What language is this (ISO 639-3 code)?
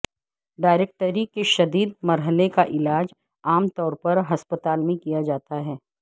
urd